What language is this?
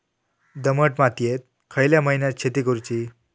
Marathi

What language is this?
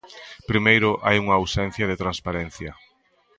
Galician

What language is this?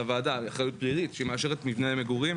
Hebrew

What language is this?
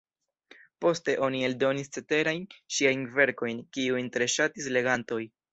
Esperanto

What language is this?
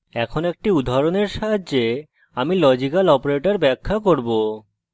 Bangla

